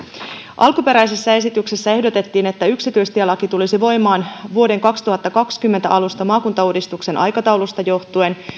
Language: Finnish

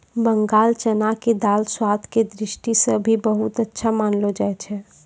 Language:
Maithili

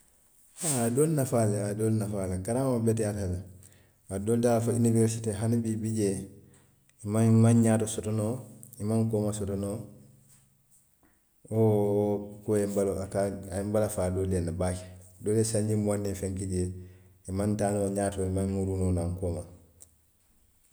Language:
Western Maninkakan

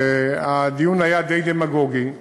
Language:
Hebrew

